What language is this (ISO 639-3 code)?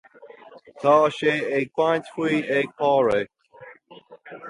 gle